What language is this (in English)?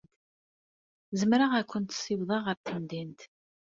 Kabyle